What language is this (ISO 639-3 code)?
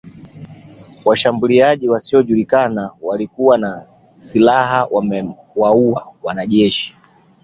swa